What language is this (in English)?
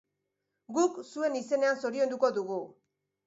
Basque